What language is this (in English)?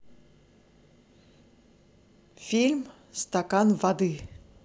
Russian